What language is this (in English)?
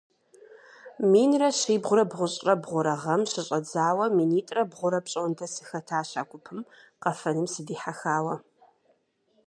Kabardian